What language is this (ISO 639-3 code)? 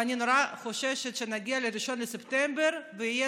heb